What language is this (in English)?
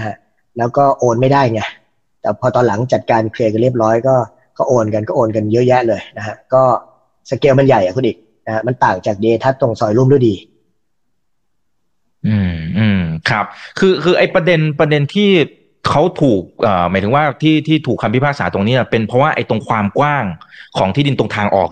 Thai